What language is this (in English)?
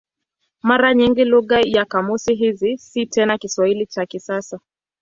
Swahili